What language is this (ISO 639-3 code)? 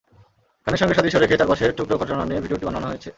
ben